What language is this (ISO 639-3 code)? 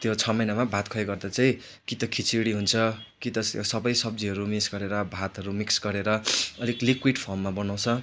nep